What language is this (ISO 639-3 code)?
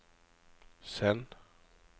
nor